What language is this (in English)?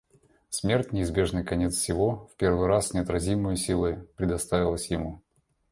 Russian